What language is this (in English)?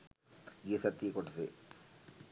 Sinhala